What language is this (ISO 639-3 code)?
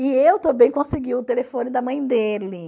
por